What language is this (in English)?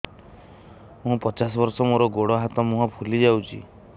Odia